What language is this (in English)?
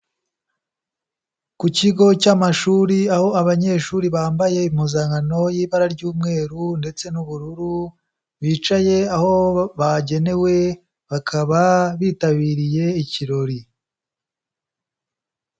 Kinyarwanda